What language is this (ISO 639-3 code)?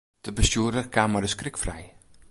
fry